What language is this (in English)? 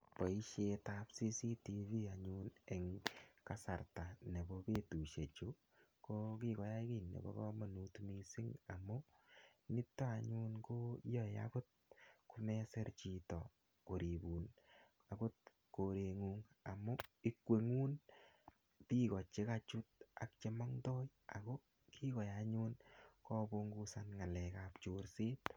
Kalenjin